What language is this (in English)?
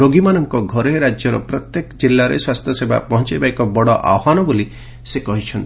Odia